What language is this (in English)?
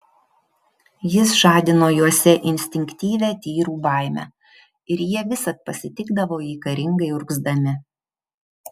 Lithuanian